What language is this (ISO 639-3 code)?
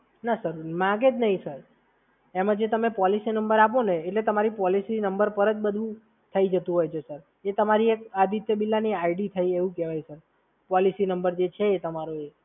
guj